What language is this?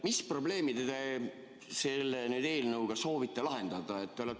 Estonian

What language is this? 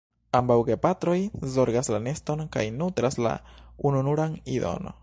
Esperanto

